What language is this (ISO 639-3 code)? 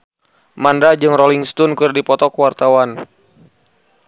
sun